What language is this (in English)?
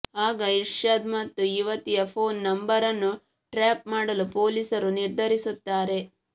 Kannada